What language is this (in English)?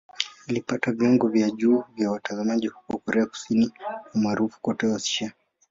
Swahili